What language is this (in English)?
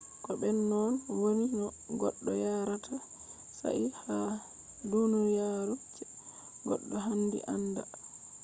Fula